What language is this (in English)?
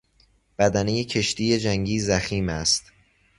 Persian